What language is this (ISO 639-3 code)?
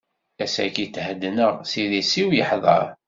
kab